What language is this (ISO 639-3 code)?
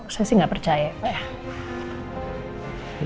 ind